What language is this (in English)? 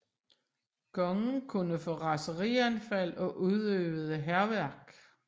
Danish